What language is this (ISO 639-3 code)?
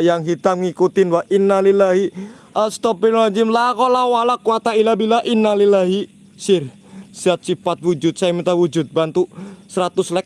ind